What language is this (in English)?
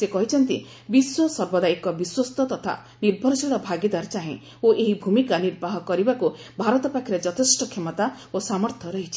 Odia